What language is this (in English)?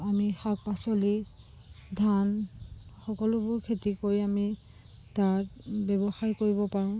Assamese